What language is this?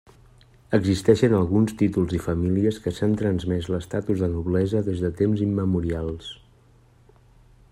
Catalan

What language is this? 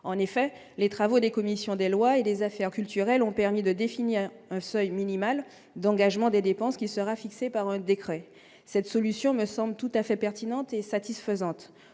French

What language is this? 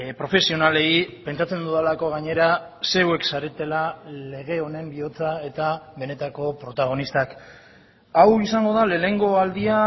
Basque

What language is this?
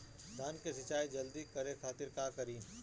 Bhojpuri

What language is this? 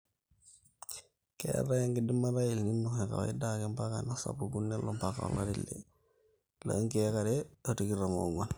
Masai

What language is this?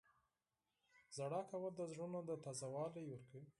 Pashto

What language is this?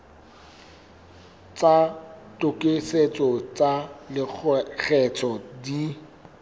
Southern Sotho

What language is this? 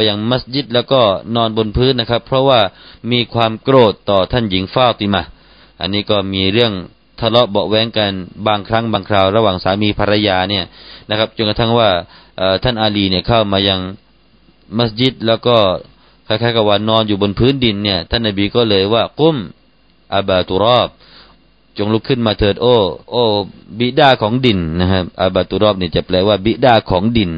Thai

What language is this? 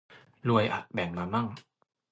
Thai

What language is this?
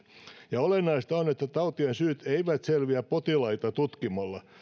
Finnish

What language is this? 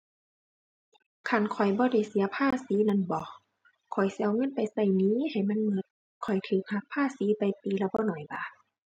Thai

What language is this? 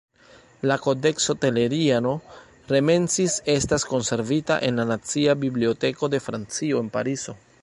Esperanto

